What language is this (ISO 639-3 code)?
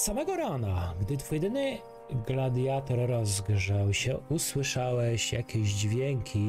pol